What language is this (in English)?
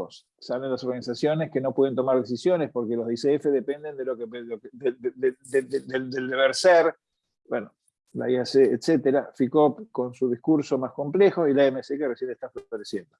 Spanish